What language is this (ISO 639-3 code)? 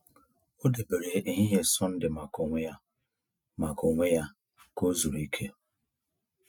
ibo